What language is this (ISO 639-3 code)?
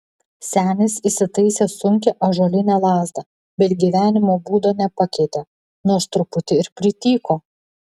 lit